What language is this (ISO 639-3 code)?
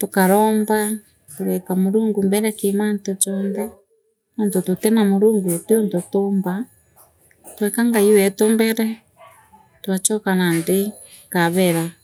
mer